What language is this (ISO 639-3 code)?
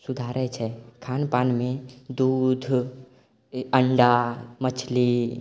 mai